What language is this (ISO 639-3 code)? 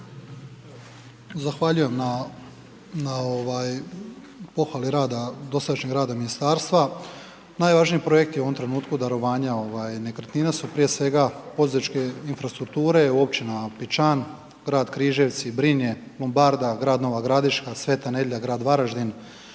hrv